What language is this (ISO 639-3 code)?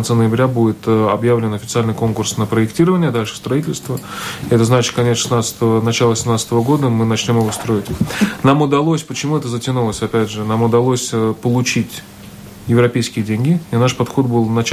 rus